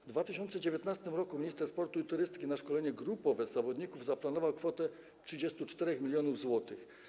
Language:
Polish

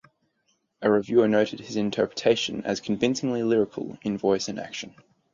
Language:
English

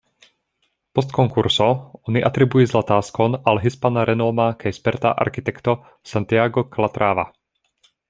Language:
Esperanto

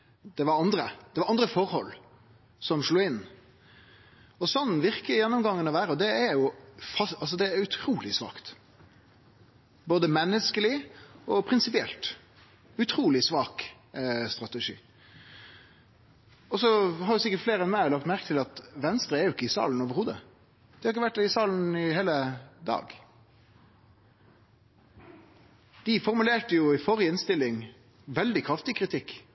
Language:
Norwegian Nynorsk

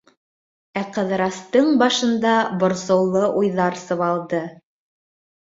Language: Bashkir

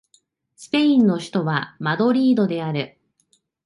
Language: Japanese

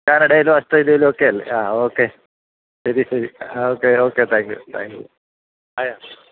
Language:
Malayalam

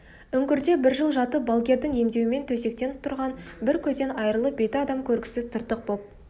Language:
Kazakh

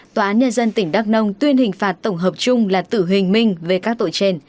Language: Vietnamese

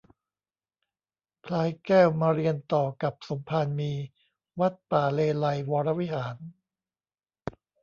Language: Thai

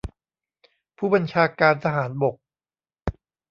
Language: Thai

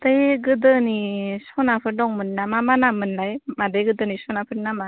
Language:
Bodo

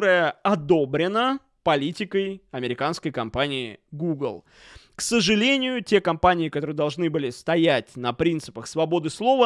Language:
Russian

